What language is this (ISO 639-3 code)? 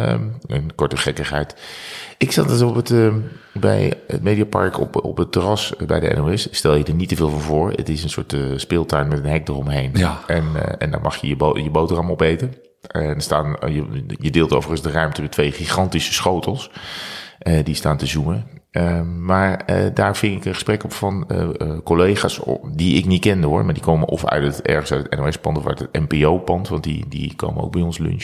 nld